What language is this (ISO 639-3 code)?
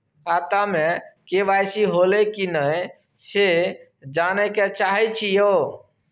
mai